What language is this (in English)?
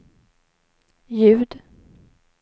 Swedish